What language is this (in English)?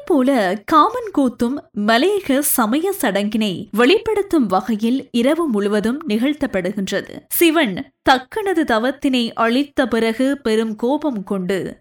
Tamil